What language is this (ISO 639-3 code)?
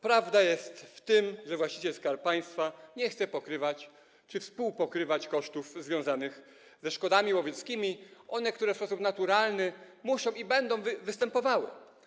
pol